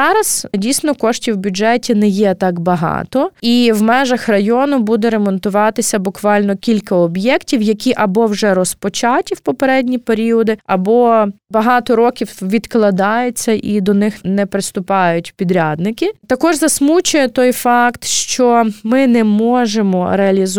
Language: Ukrainian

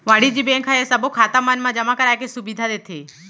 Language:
Chhattisgarhi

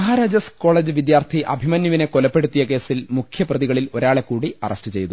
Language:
Malayalam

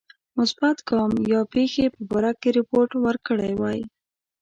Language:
Pashto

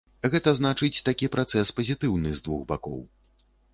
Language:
Belarusian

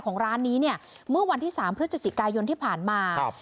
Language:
Thai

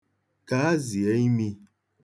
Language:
Igbo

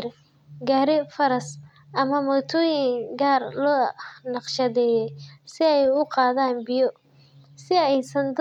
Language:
Somali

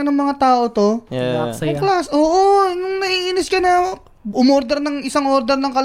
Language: Filipino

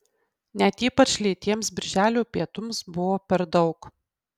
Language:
Lithuanian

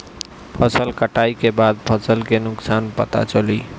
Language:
Bhojpuri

